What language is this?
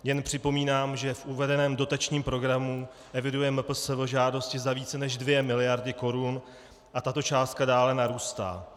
Czech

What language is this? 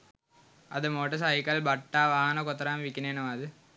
Sinhala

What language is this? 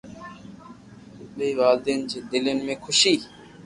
Loarki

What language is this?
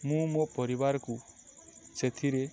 Odia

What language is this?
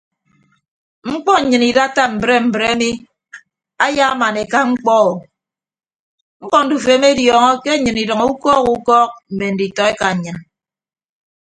Ibibio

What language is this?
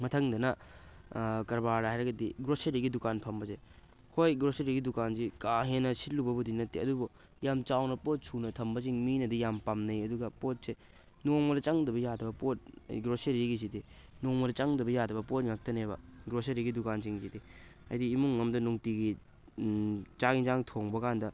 Manipuri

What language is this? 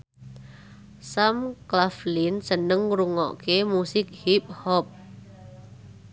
Javanese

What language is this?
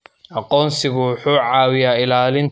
Somali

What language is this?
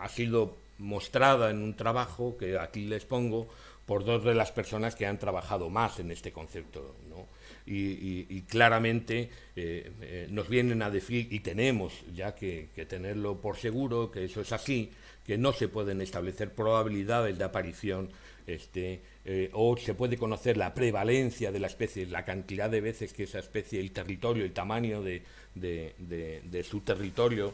Spanish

